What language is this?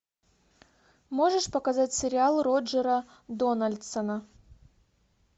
Russian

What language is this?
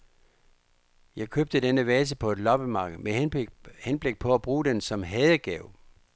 Danish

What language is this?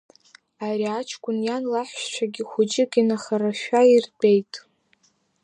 Abkhazian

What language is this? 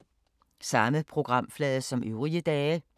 Danish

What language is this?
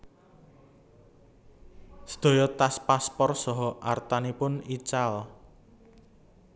Javanese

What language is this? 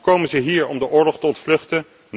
Dutch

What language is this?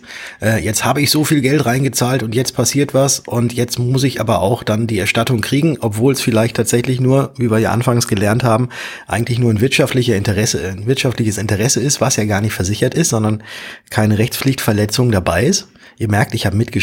German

